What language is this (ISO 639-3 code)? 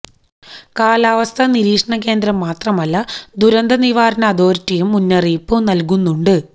mal